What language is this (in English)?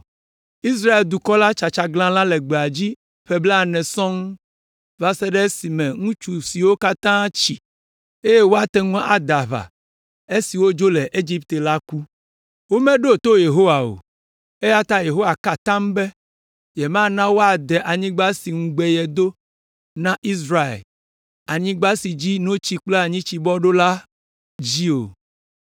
Ewe